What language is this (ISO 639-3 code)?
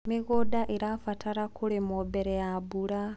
kik